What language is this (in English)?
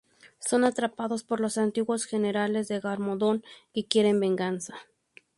Spanish